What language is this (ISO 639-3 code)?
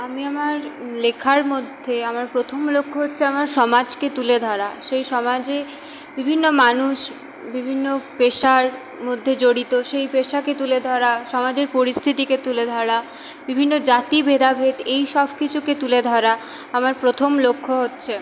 ben